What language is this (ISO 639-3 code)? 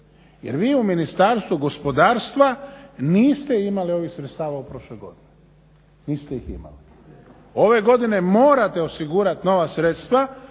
hrv